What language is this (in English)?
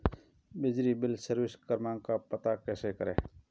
Hindi